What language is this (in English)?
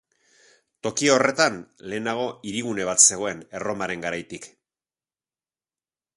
Basque